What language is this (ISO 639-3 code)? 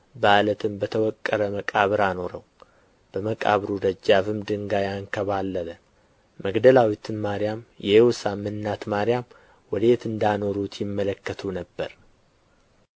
amh